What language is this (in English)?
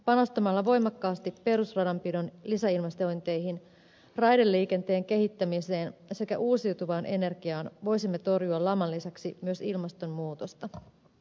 Finnish